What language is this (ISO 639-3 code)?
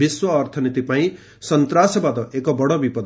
ori